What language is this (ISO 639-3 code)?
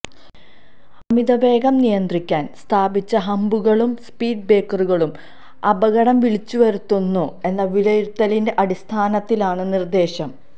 mal